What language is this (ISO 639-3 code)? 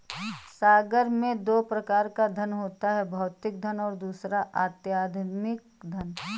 hin